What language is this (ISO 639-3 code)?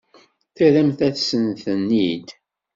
kab